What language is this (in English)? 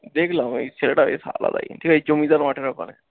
Bangla